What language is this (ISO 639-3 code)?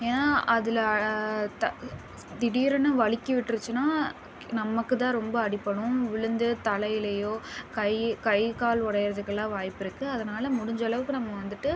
tam